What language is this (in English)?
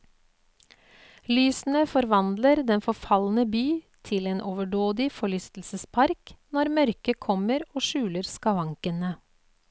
Norwegian